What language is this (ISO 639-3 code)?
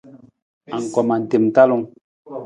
nmz